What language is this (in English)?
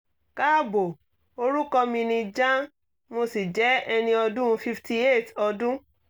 Yoruba